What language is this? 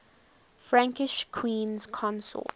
English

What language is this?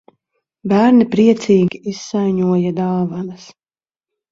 Latvian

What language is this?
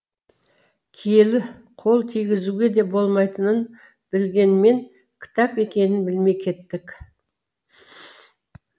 Kazakh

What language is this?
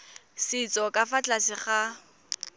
Tswana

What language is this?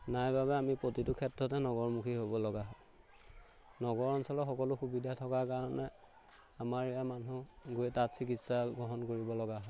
Assamese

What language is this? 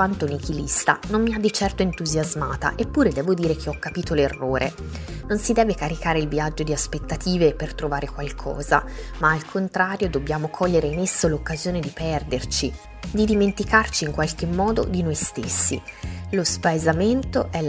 Italian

